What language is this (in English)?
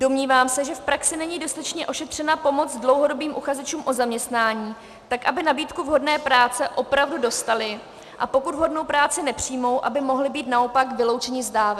Czech